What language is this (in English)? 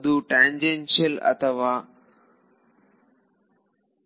Kannada